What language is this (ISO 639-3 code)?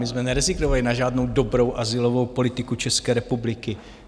ces